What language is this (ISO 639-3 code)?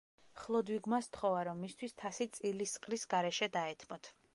kat